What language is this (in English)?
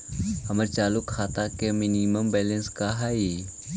Magahi